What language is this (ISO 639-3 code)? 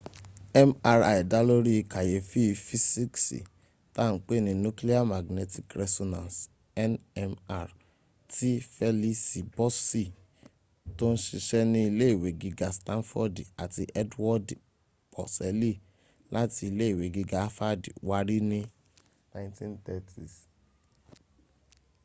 yor